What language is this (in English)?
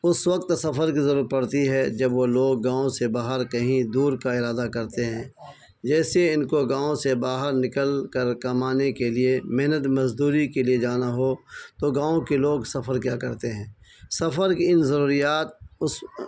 Urdu